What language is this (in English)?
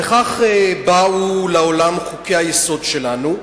Hebrew